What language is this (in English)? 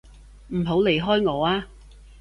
Cantonese